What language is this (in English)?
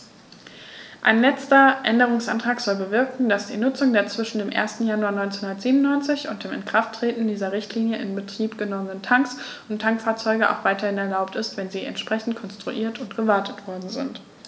German